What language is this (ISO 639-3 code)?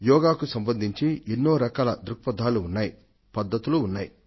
tel